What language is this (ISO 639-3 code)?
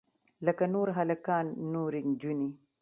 pus